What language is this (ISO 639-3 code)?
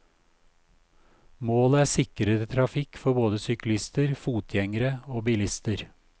nor